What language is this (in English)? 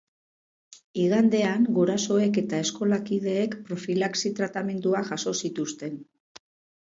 Basque